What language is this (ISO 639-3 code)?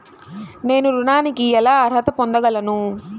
tel